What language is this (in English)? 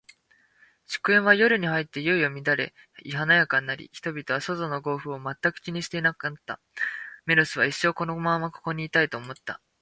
Japanese